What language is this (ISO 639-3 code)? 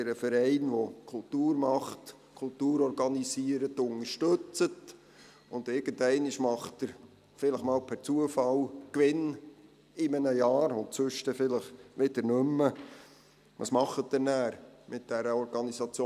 gsw